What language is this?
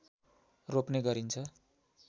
Nepali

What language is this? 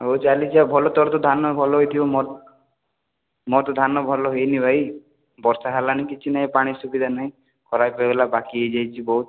Odia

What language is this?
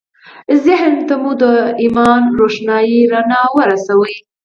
Pashto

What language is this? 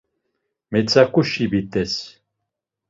Laz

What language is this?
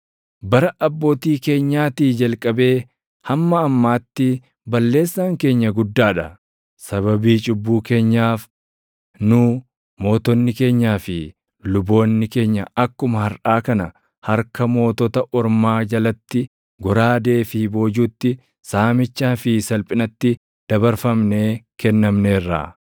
Oromo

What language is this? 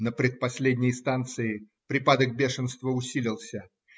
Russian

